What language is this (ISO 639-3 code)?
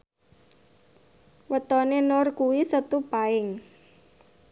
jav